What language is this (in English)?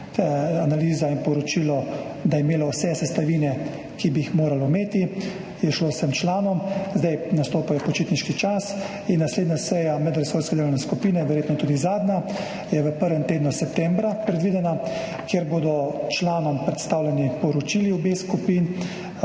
Slovenian